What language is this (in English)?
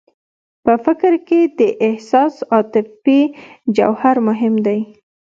Pashto